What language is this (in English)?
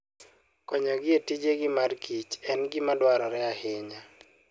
Luo (Kenya and Tanzania)